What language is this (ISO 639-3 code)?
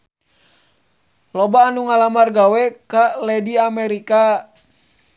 sun